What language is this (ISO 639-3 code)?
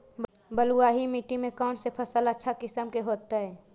mag